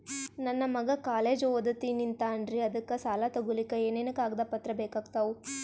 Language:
Kannada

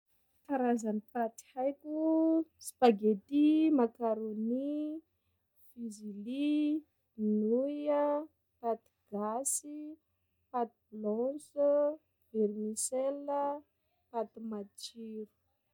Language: Sakalava Malagasy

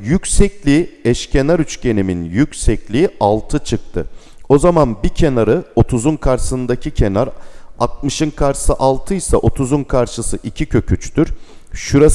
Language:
Turkish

